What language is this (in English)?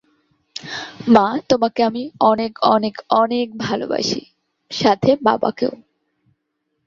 Bangla